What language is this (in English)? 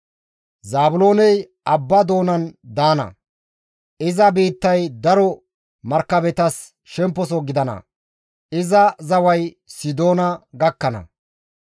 Gamo